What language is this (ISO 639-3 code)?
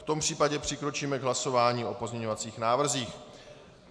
ces